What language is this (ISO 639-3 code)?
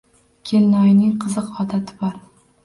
uzb